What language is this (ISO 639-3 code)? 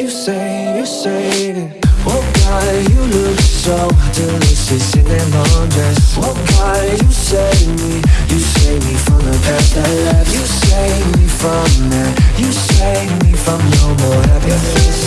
eng